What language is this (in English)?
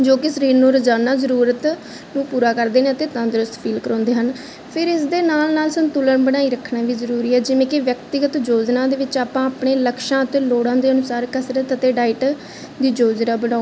Punjabi